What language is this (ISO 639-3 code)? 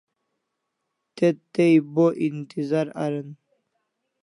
kls